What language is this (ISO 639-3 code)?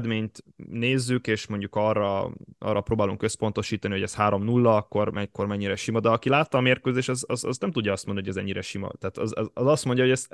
hun